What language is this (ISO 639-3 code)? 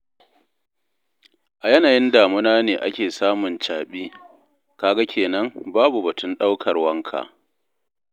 hau